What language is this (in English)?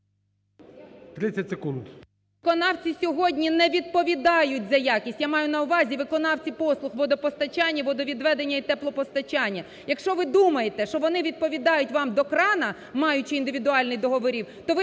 Ukrainian